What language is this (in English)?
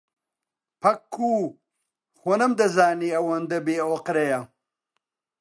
Central Kurdish